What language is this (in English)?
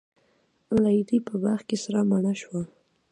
Pashto